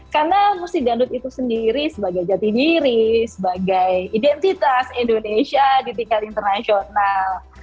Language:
Indonesian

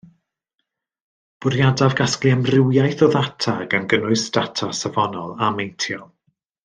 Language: Welsh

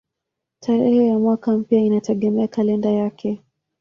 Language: Swahili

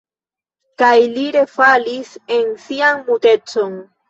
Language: Esperanto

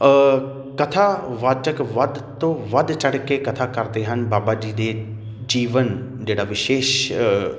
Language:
Punjabi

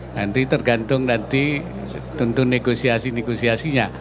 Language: Indonesian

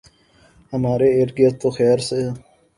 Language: Urdu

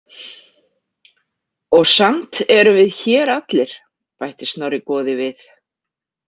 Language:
Icelandic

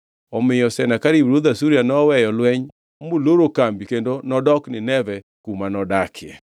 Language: Luo (Kenya and Tanzania)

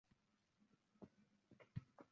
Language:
Uzbek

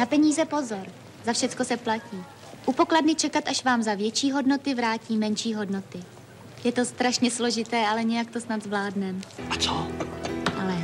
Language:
Czech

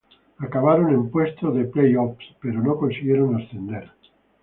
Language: Spanish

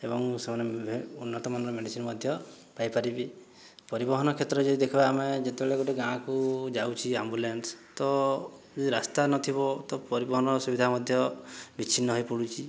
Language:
Odia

